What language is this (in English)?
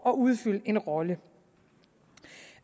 Danish